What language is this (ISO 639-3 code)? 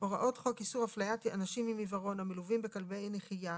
heb